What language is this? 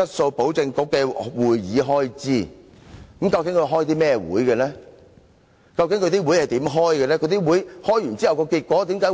Cantonese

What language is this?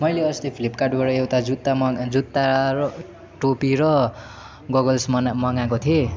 Nepali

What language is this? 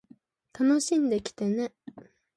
Japanese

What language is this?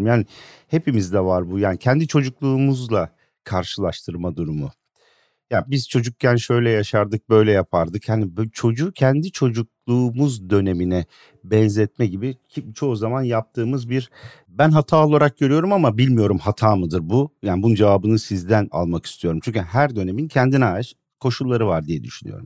Turkish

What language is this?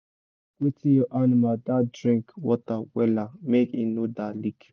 Nigerian Pidgin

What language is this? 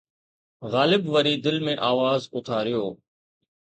Sindhi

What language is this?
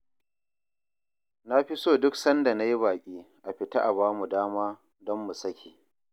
Hausa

